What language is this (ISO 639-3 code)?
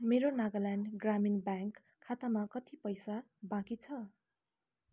nep